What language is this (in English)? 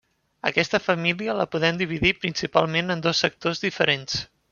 Catalan